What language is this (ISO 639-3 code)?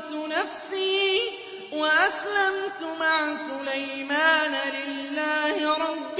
ara